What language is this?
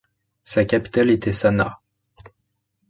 French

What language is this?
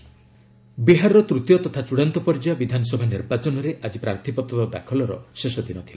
Odia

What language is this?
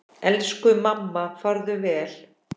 Icelandic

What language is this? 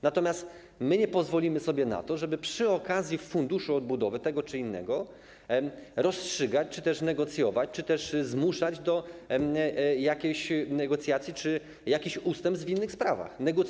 Polish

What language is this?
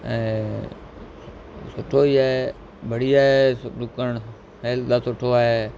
Sindhi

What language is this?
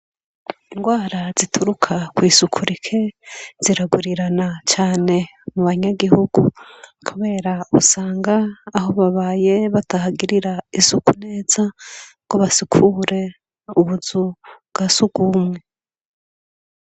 Rundi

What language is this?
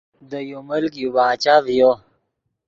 Yidgha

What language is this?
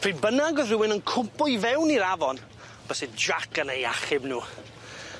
Welsh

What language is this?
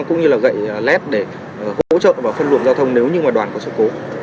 Vietnamese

